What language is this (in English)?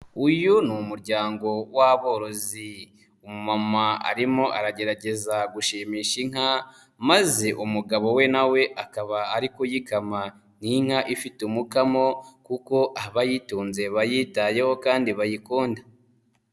Kinyarwanda